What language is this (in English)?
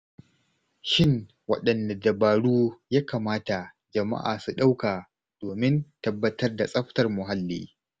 Hausa